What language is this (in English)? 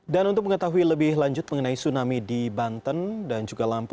Indonesian